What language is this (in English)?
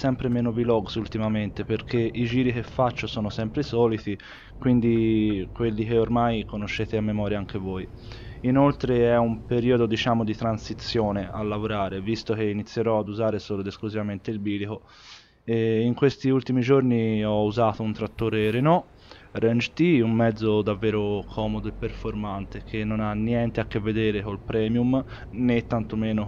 Italian